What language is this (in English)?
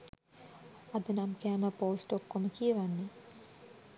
Sinhala